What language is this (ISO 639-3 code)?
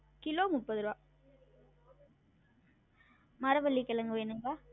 tam